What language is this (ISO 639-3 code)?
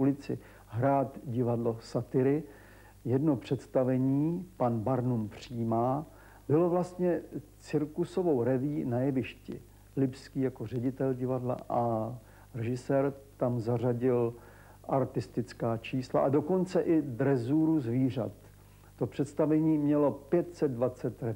ces